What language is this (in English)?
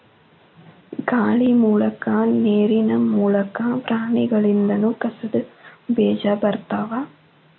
Kannada